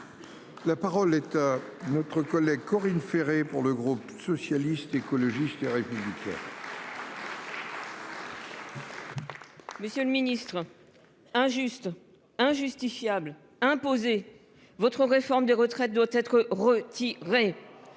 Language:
French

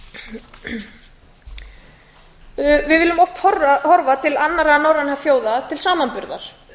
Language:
Icelandic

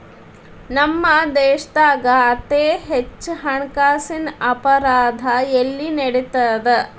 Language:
Kannada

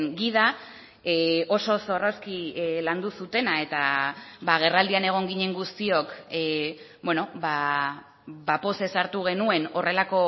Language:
Basque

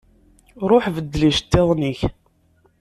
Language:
Kabyle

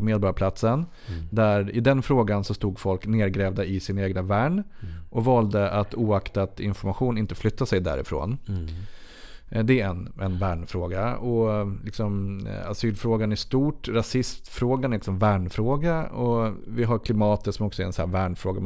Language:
Swedish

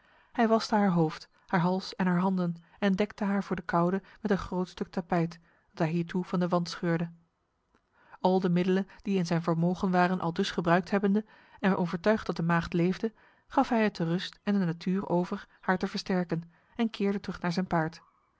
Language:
Dutch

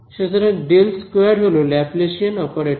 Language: Bangla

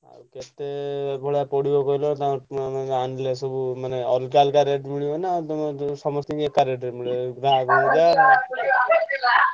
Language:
Odia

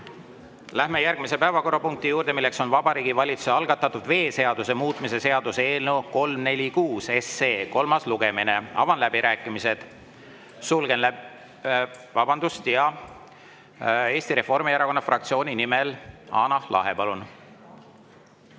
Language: Estonian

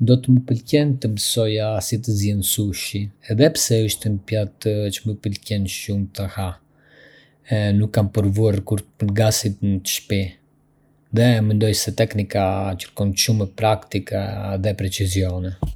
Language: Arbëreshë Albanian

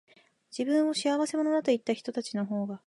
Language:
Japanese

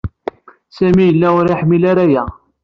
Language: Kabyle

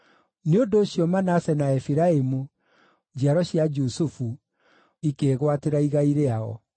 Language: Kikuyu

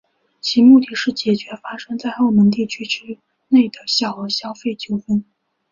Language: Chinese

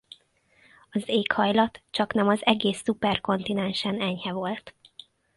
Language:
Hungarian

